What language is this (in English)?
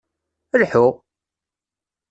Kabyle